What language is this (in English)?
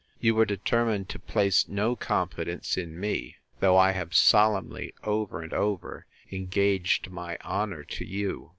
English